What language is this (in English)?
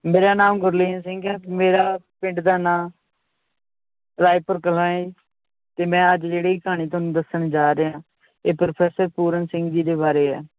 Punjabi